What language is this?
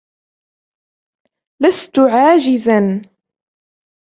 Arabic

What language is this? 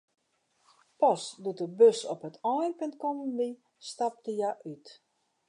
Western Frisian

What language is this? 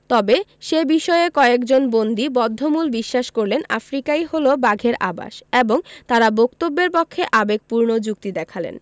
Bangla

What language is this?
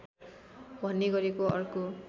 Nepali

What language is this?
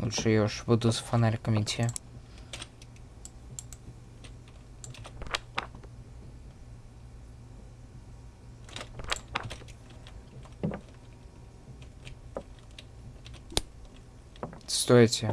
Russian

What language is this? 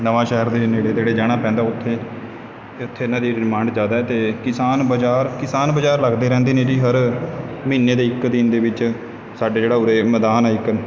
Punjabi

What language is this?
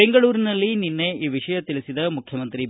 Kannada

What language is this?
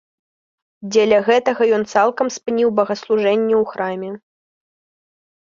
Belarusian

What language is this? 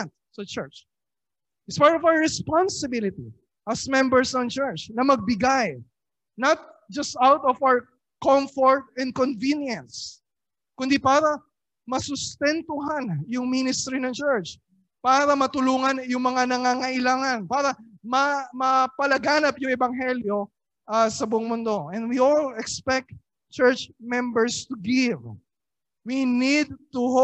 Filipino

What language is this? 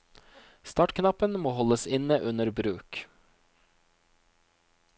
Norwegian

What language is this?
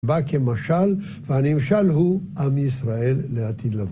Hebrew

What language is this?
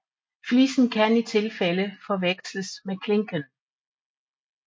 Danish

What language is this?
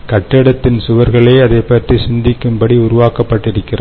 Tamil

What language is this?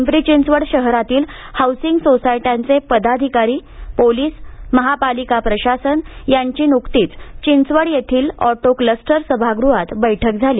Marathi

